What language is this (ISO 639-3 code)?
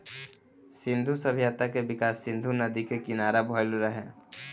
bho